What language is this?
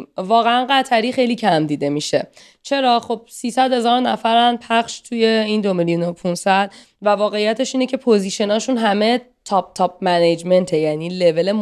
Persian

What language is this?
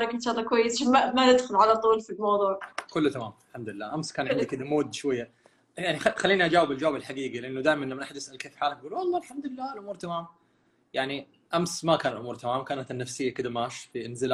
Arabic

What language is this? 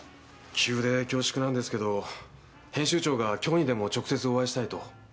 Japanese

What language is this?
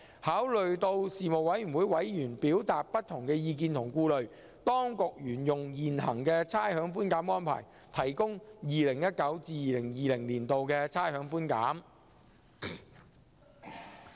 Cantonese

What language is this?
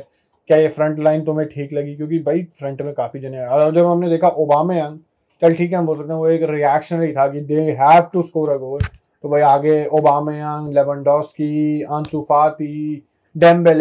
Hindi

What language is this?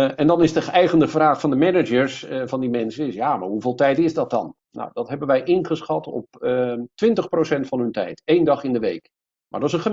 Dutch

